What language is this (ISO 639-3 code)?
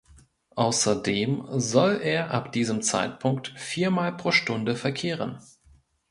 deu